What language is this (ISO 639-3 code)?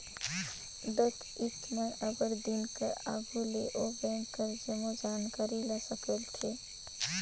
hne